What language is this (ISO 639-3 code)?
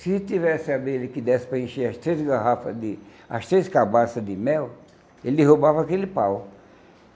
por